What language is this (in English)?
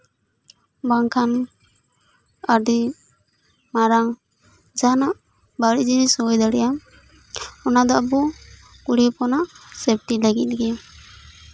Santali